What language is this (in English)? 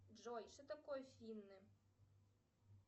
Russian